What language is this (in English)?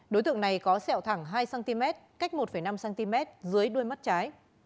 Vietnamese